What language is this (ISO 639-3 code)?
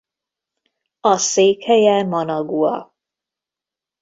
hun